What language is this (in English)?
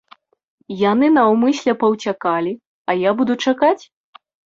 Belarusian